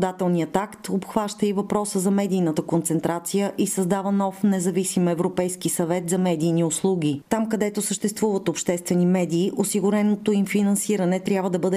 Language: Bulgarian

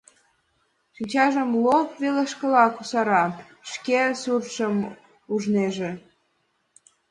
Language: Mari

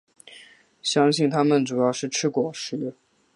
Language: Chinese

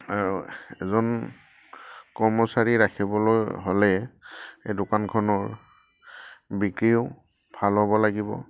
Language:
Assamese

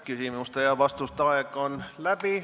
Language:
Estonian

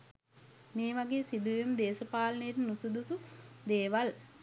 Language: Sinhala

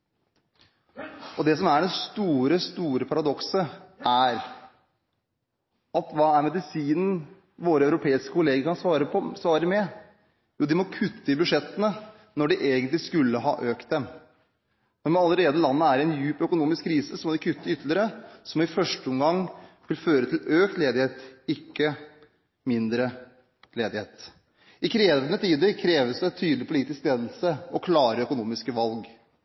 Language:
Norwegian Bokmål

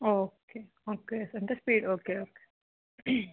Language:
Telugu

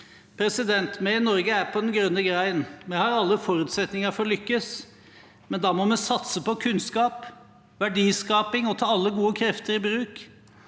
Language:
Norwegian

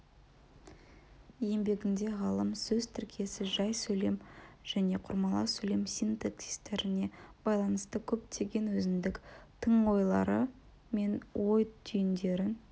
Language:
Kazakh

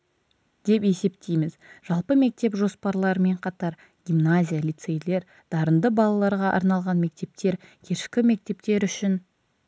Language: Kazakh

